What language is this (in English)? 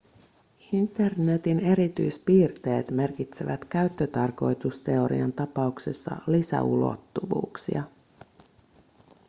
Finnish